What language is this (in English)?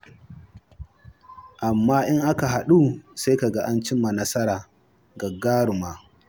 Hausa